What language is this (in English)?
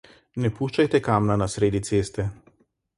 Slovenian